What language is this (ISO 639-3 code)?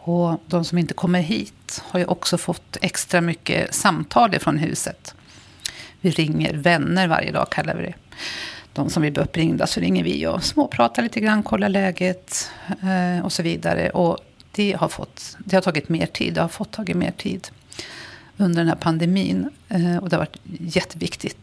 swe